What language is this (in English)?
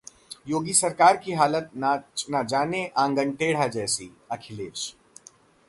Hindi